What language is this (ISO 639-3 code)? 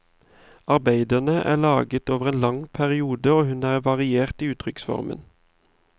nor